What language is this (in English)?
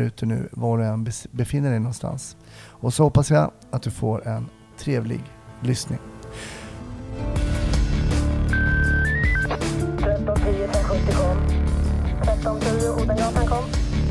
Swedish